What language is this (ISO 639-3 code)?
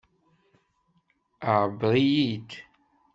kab